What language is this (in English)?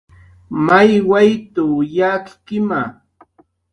Jaqaru